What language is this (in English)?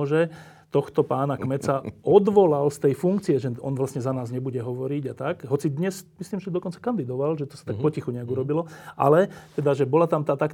Slovak